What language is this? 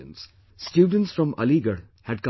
English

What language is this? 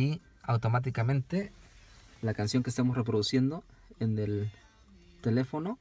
Spanish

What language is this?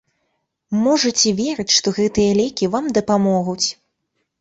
Belarusian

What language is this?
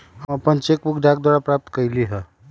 Magahi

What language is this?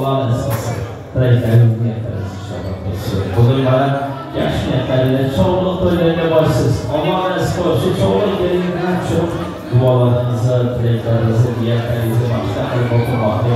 Arabic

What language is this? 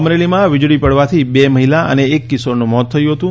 Gujarati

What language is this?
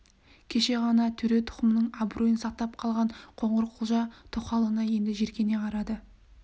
Kazakh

